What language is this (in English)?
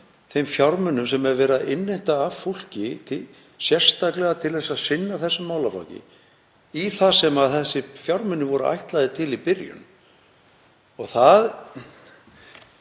Icelandic